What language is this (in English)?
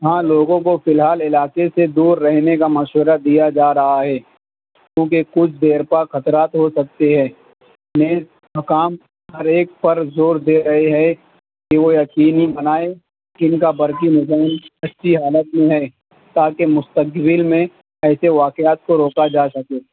Urdu